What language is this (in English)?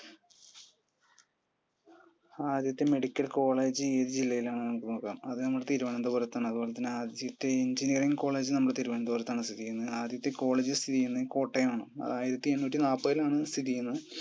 Malayalam